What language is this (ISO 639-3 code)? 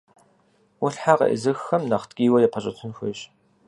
kbd